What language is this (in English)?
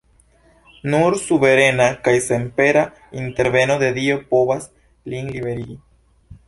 Esperanto